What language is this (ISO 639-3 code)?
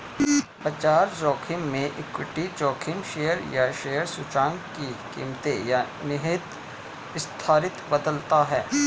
hin